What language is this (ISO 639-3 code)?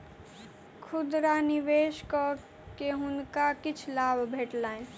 mai